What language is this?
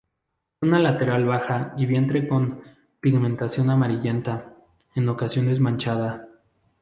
Spanish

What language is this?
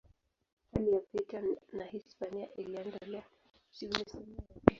Swahili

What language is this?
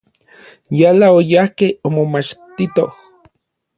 Orizaba Nahuatl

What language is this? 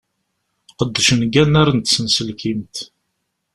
Kabyle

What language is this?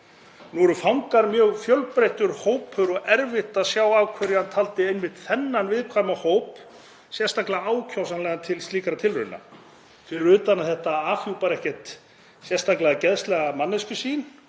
Icelandic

